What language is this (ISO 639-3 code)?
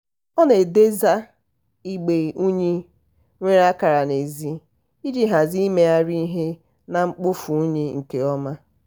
ibo